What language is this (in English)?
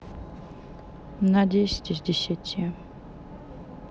Russian